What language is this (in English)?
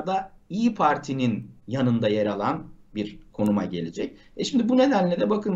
Turkish